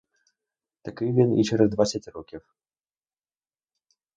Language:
Ukrainian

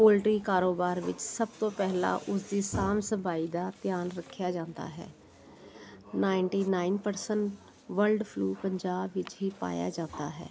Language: Punjabi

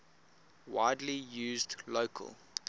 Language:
English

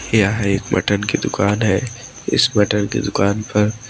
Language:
Hindi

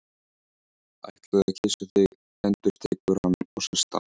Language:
Icelandic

